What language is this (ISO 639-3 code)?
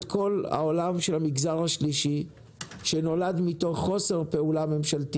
heb